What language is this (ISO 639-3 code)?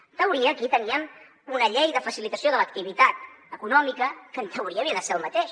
cat